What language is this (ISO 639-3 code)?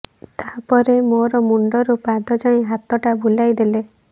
ori